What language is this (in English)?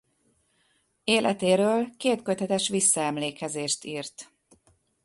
Hungarian